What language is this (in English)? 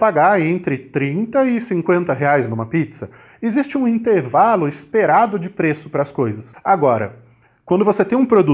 Portuguese